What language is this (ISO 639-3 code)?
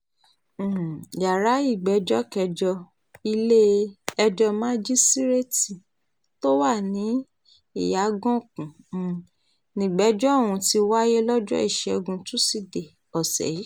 yor